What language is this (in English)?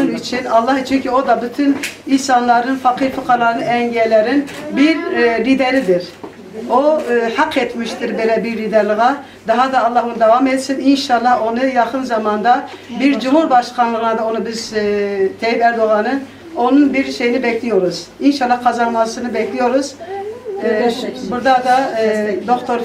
Turkish